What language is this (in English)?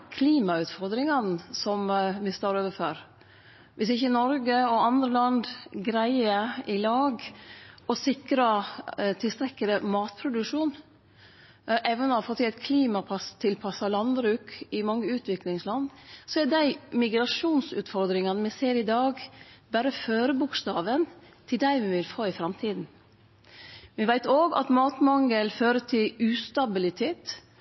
Norwegian Nynorsk